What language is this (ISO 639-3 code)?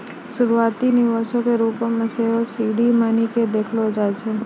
mai